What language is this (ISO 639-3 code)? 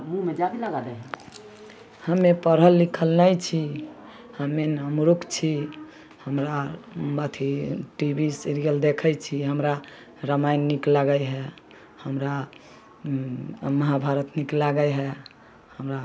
mai